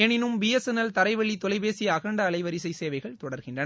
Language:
Tamil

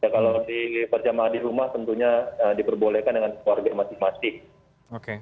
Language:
Indonesian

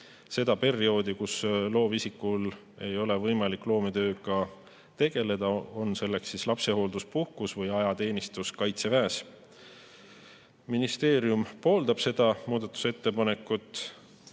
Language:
Estonian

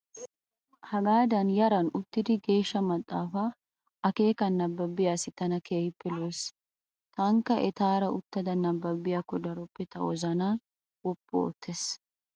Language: Wolaytta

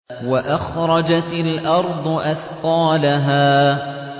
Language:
Arabic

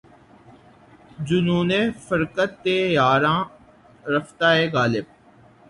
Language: Urdu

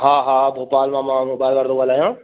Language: Sindhi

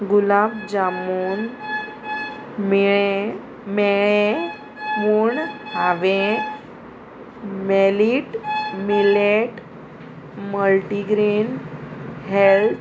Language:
Konkani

